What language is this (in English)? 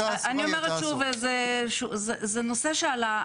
Hebrew